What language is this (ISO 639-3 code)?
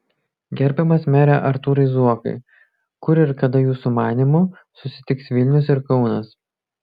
lit